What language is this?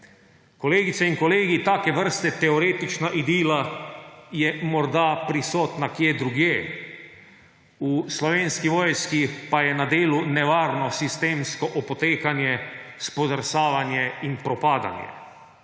Slovenian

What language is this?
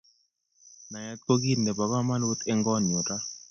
Kalenjin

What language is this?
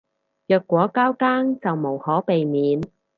Cantonese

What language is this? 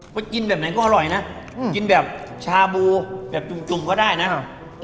Thai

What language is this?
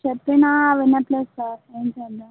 Telugu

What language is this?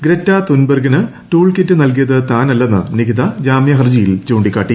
Malayalam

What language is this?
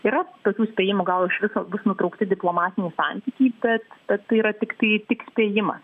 Lithuanian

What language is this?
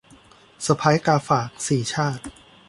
Thai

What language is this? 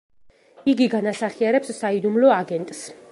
Georgian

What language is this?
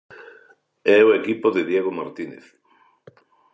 Galician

